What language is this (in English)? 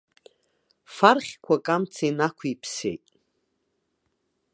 Abkhazian